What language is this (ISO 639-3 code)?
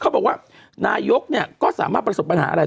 tha